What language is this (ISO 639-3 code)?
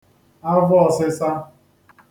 ibo